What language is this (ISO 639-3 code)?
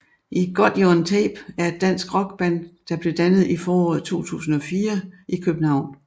dan